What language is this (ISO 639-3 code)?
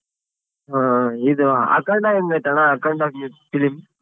kan